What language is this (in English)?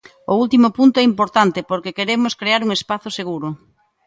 Galician